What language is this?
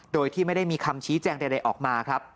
Thai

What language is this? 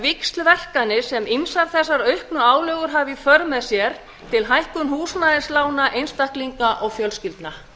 Icelandic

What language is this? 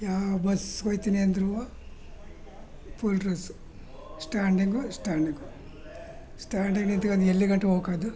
Kannada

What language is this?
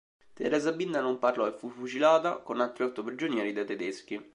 Italian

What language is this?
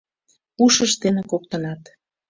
Mari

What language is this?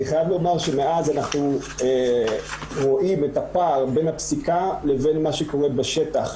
Hebrew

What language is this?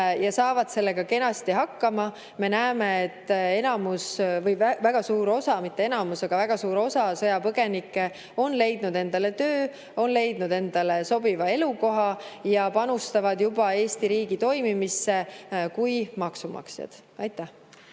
Estonian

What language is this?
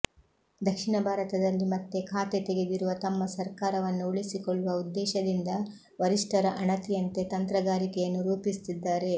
Kannada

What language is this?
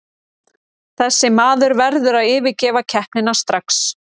Icelandic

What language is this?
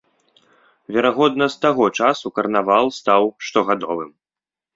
Belarusian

